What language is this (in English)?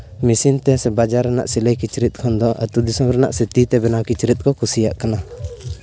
Santali